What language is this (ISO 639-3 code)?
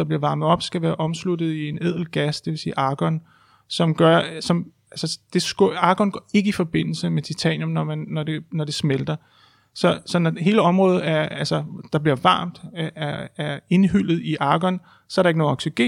dan